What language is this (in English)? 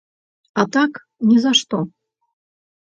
Belarusian